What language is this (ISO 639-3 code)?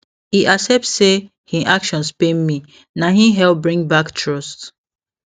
pcm